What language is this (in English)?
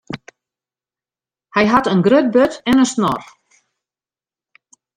Western Frisian